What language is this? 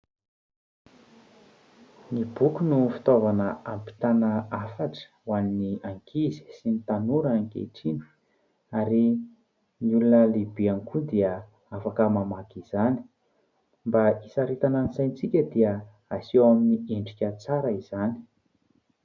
Malagasy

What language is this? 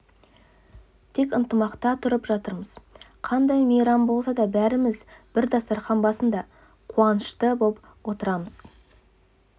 Kazakh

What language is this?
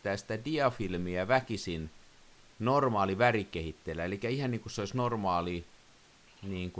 Finnish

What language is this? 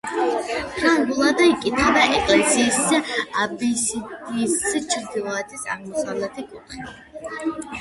Georgian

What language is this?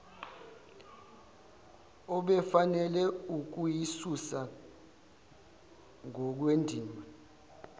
Zulu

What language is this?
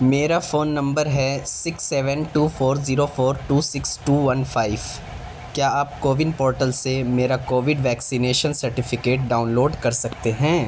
Urdu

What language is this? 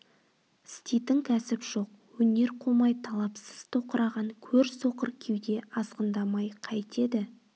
Kazakh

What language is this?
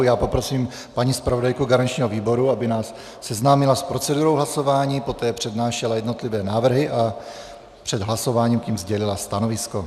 Czech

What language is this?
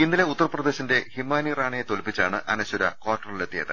Malayalam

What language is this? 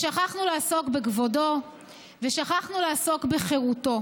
Hebrew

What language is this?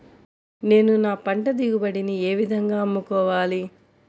Telugu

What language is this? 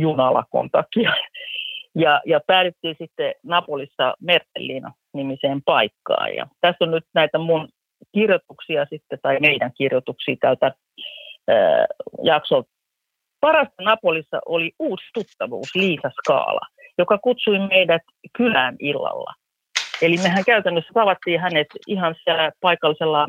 Finnish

